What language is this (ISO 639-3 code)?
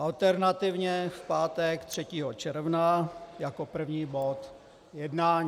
ces